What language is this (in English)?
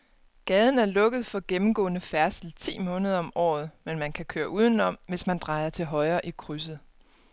Danish